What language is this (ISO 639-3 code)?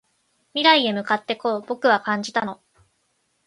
jpn